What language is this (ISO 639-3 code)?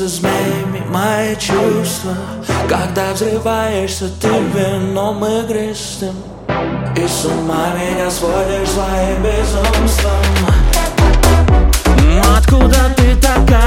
rus